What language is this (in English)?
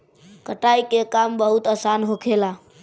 Bhojpuri